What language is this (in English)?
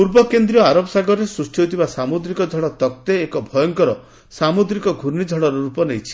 Odia